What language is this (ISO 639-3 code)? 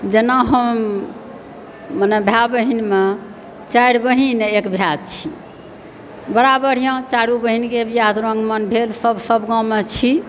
mai